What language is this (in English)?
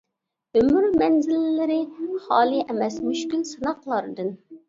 Uyghur